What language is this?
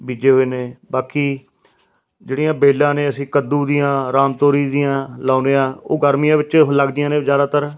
Punjabi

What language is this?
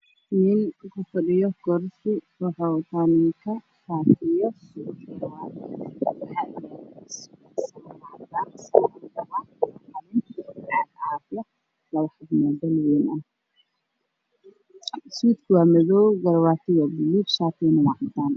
Somali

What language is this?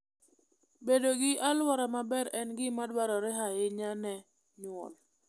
Luo (Kenya and Tanzania)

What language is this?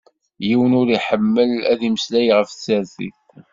Kabyle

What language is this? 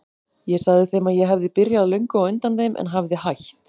Icelandic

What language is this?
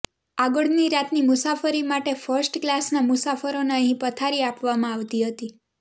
Gujarati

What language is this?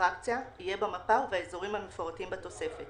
Hebrew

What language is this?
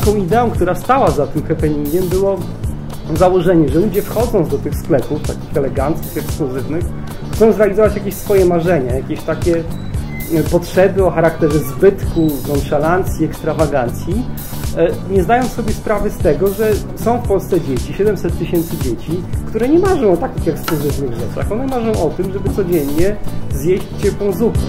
Polish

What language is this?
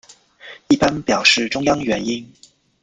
Chinese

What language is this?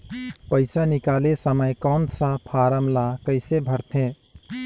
Chhattisgarhi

